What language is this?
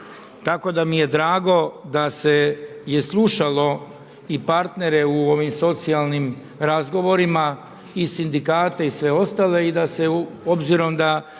Croatian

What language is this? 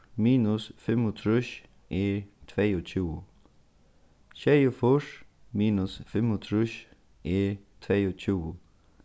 Faroese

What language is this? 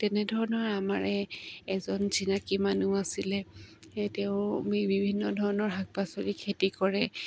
Assamese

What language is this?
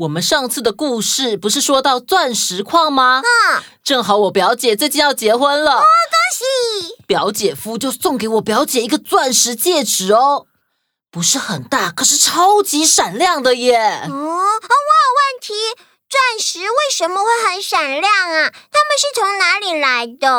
Chinese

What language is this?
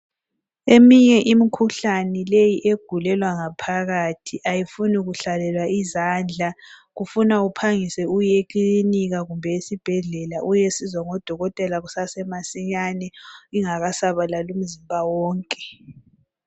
North Ndebele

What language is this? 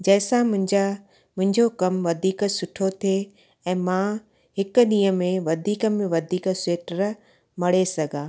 Sindhi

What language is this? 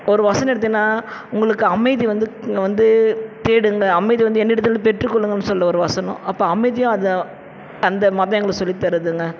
Tamil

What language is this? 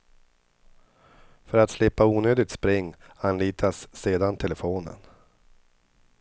Swedish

